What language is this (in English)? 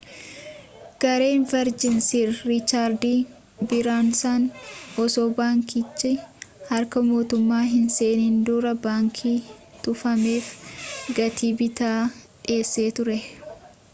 Oromo